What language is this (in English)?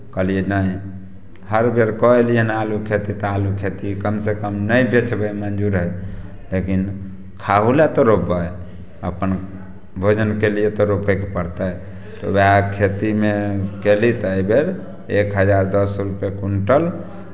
Maithili